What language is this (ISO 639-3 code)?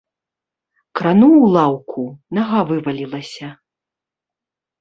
bel